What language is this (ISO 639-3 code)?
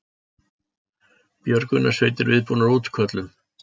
isl